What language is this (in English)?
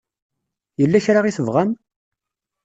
Kabyle